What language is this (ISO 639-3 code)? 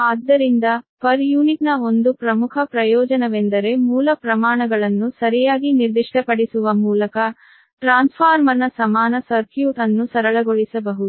kan